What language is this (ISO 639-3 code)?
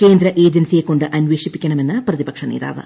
mal